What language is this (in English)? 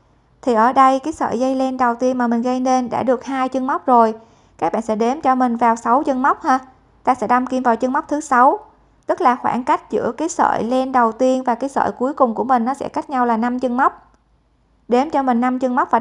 Vietnamese